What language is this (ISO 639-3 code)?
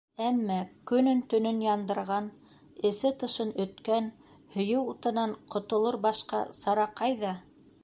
bak